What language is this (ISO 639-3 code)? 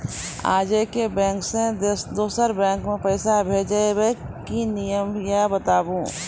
mai